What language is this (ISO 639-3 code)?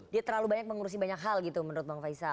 ind